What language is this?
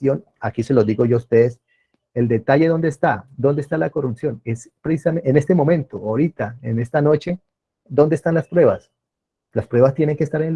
Spanish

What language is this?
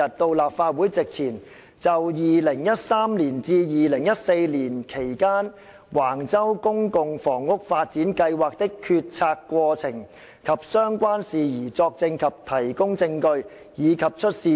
Cantonese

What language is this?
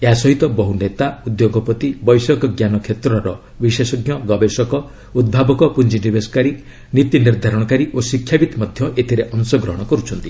Odia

